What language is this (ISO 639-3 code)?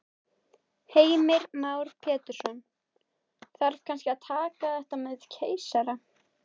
isl